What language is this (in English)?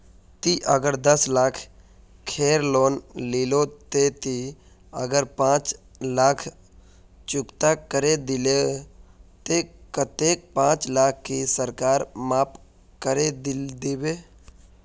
Magahi